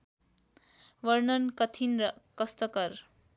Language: Nepali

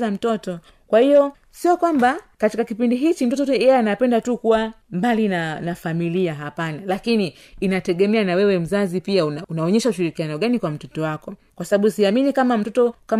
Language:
Swahili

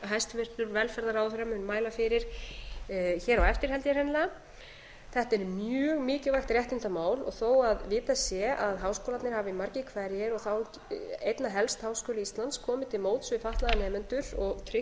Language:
Icelandic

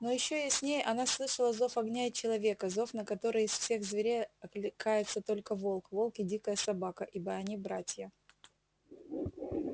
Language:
Russian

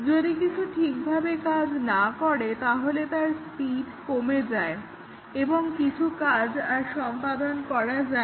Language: Bangla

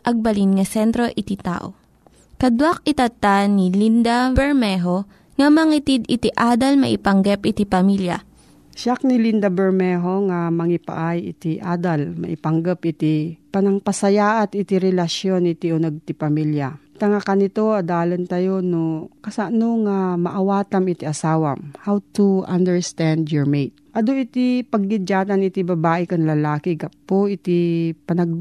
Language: Filipino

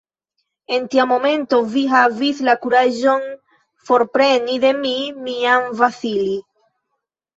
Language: Esperanto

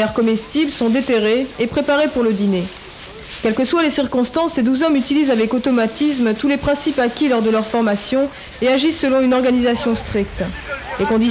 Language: French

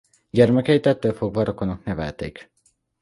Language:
Hungarian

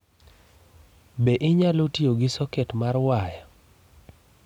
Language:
Luo (Kenya and Tanzania)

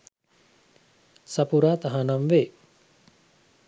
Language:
Sinhala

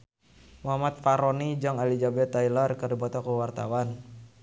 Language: Sundanese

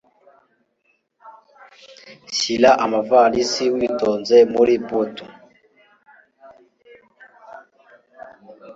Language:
Kinyarwanda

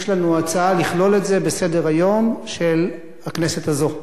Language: Hebrew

